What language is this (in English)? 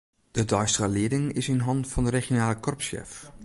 Western Frisian